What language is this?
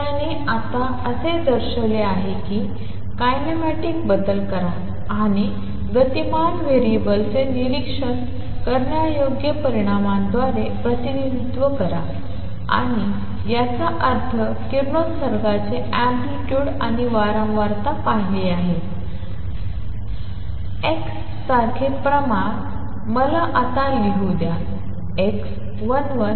Marathi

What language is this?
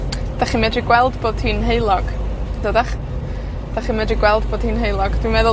Welsh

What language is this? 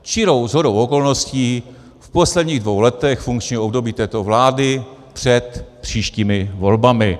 Czech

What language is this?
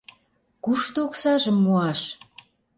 Mari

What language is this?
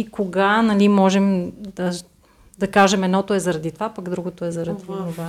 Bulgarian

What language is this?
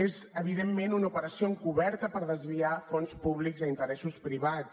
Catalan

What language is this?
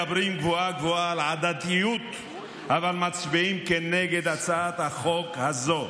Hebrew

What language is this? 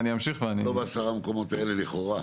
Hebrew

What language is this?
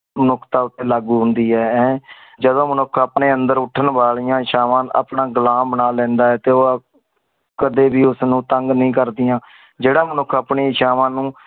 Punjabi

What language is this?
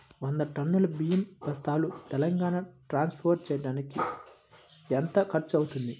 Telugu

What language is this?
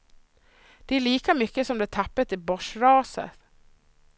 Swedish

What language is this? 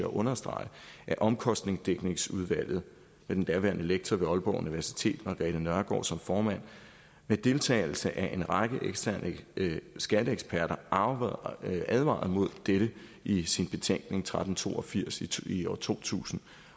Danish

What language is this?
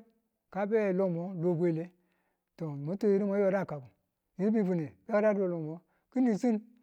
Tula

